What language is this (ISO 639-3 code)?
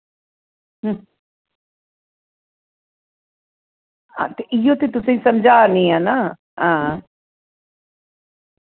doi